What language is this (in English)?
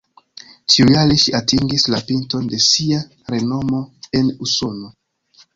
Esperanto